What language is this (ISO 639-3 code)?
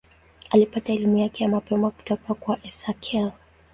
swa